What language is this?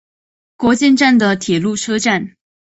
Chinese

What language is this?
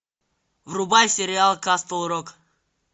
Russian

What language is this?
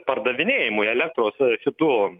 Lithuanian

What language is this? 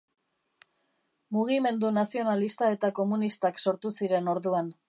Basque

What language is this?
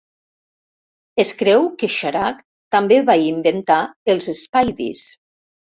Catalan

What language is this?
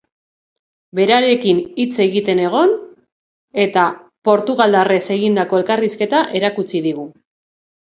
Basque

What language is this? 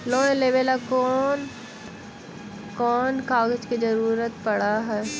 Magahi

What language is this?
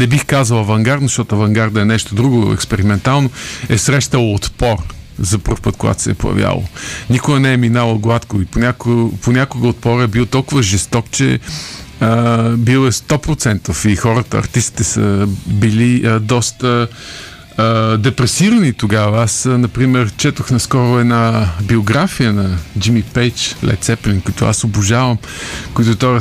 Bulgarian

